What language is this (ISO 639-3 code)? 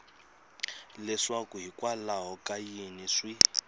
tso